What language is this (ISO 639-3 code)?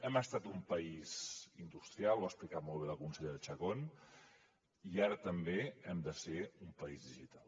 cat